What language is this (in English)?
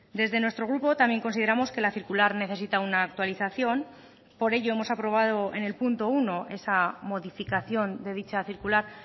Spanish